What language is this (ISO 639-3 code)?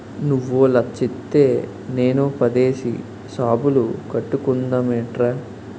tel